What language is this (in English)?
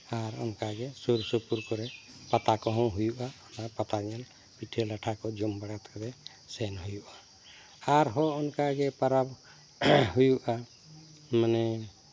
Santali